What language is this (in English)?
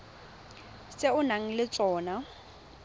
Tswana